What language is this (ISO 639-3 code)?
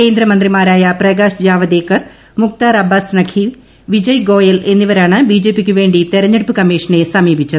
mal